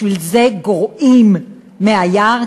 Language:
Hebrew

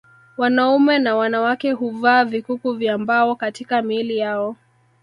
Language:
Swahili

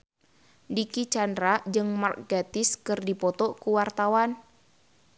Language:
Sundanese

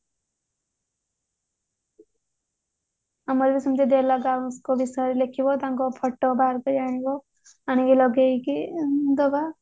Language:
Odia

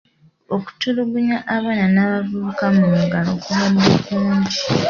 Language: Ganda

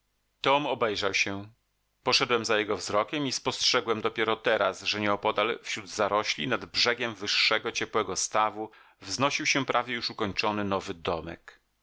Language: Polish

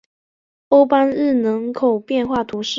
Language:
Chinese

